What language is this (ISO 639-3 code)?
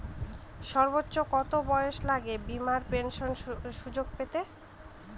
ben